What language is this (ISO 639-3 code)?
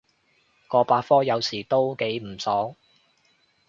yue